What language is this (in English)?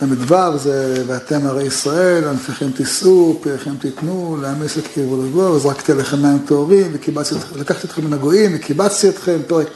Hebrew